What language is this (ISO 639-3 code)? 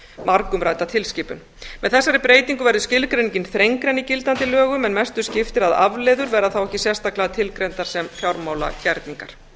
isl